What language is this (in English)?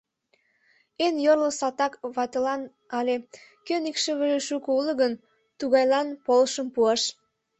Mari